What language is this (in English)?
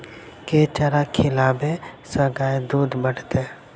Maithili